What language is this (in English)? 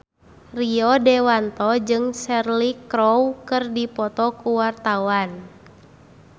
Sundanese